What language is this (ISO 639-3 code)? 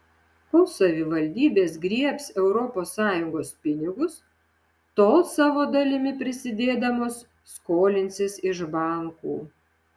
lit